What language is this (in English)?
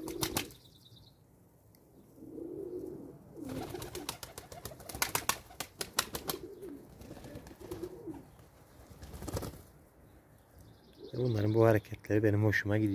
Turkish